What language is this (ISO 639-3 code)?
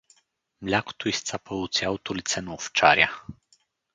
bul